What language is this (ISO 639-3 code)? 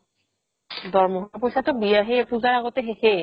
asm